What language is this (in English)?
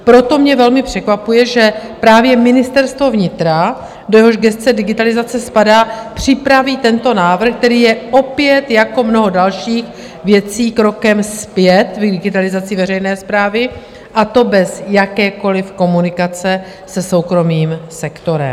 Czech